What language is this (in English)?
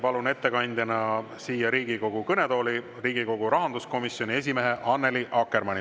Estonian